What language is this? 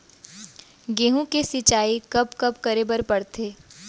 Chhattisgarhi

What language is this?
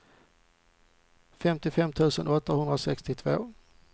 Swedish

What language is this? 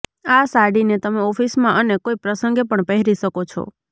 Gujarati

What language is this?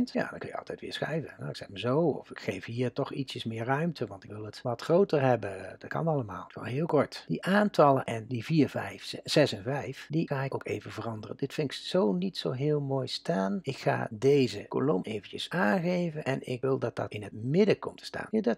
Dutch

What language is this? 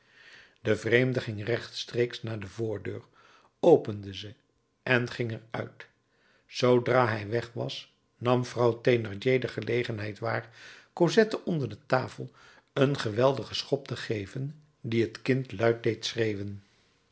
Dutch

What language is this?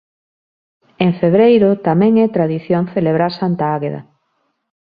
Galician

